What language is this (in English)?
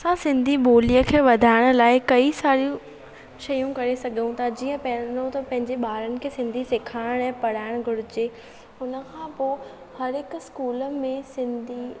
Sindhi